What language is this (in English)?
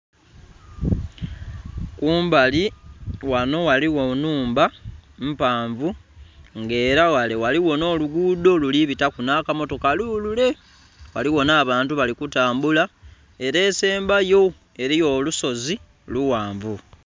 Soga